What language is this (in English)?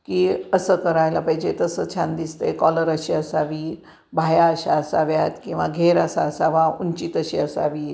Marathi